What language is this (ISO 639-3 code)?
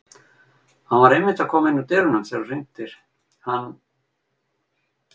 isl